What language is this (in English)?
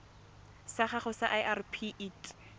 Tswana